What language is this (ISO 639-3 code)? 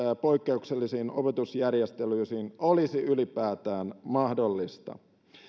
fin